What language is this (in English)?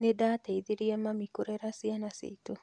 Kikuyu